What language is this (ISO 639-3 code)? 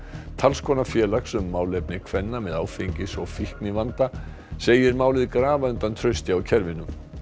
isl